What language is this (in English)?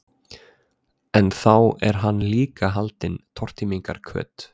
Icelandic